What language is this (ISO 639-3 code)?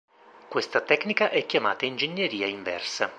ita